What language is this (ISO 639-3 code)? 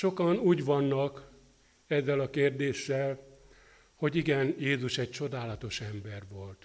hun